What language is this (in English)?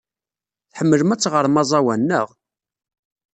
Kabyle